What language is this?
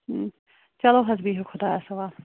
Kashmiri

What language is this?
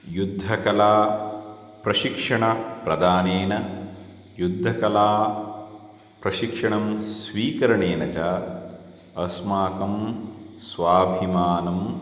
Sanskrit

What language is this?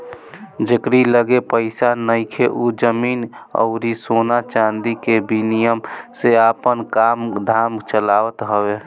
Bhojpuri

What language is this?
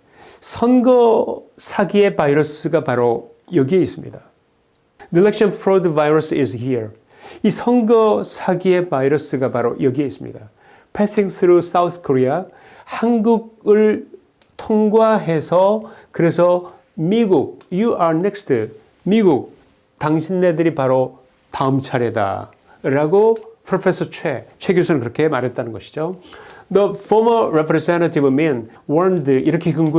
Korean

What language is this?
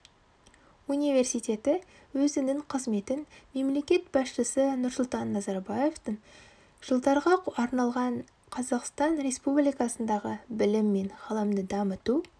Kazakh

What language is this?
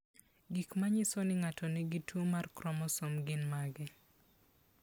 Luo (Kenya and Tanzania)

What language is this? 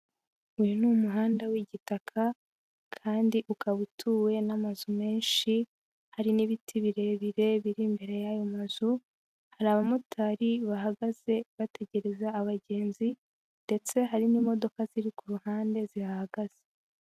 Kinyarwanda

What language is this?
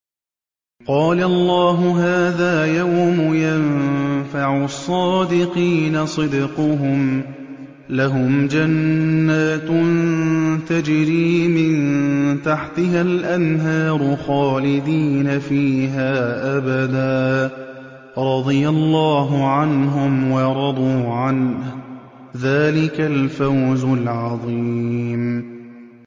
Arabic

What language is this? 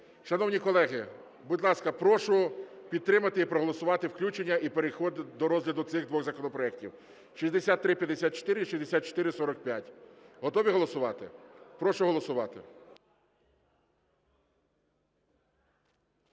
Ukrainian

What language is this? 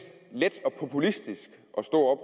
Danish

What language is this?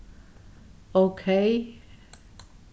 Faroese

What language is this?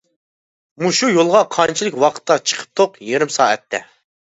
Uyghur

